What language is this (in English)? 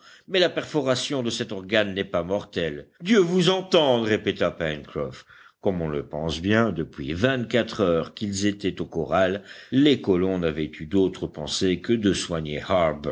French